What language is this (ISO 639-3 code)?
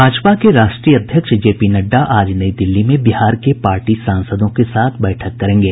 hin